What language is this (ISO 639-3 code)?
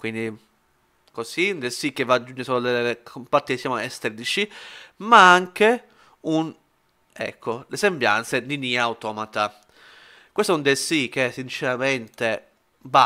ita